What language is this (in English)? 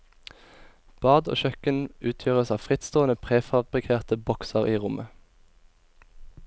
Norwegian